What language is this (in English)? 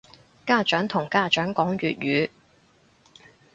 Cantonese